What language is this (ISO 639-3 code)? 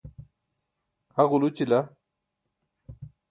bsk